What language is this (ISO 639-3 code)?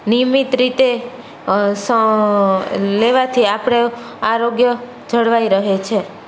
guj